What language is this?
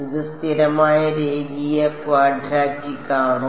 Malayalam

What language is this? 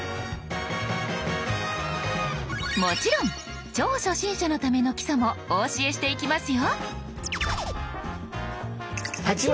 Japanese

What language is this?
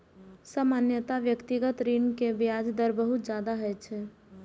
Maithili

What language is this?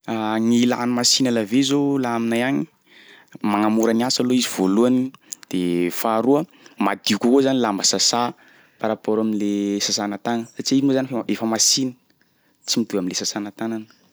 Sakalava Malagasy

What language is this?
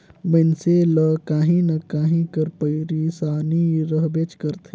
Chhattisgarhi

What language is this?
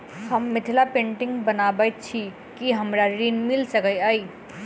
Maithili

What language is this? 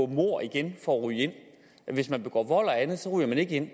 Danish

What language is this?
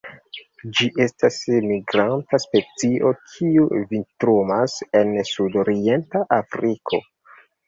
Esperanto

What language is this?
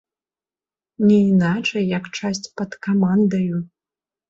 Belarusian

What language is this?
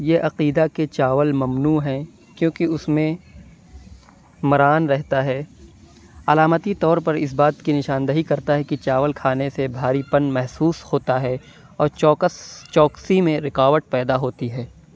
Urdu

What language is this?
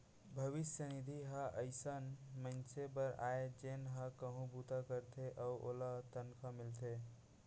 Chhattisgarhi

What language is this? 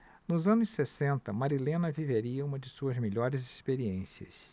Portuguese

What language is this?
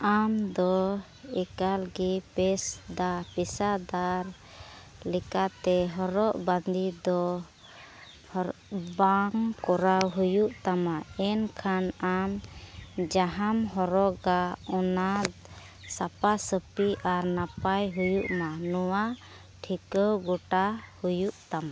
Santali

